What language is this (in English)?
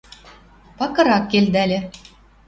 Western Mari